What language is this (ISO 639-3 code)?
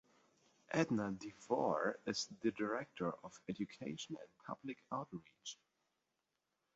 eng